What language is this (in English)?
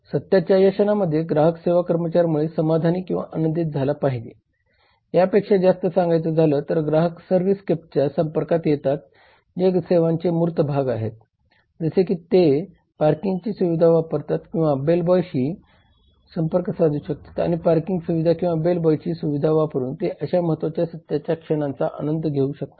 Marathi